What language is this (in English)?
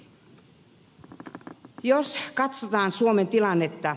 Finnish